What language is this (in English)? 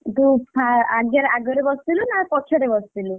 Odia